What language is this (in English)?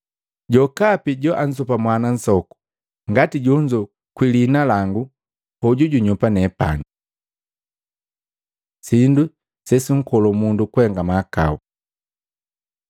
Matengo